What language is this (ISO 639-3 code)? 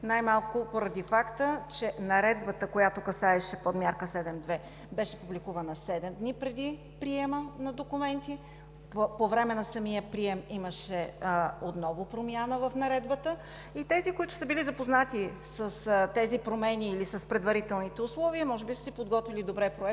bul